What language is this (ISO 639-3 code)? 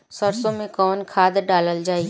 bho